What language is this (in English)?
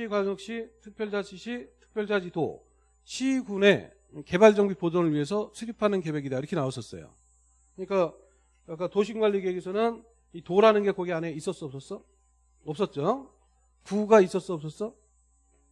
Korean